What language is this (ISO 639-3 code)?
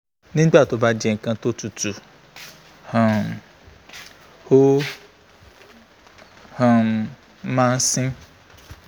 yor